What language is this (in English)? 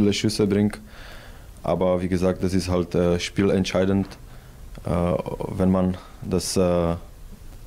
German